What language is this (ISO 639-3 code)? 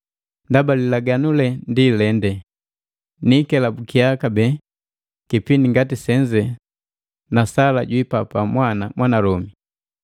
mgv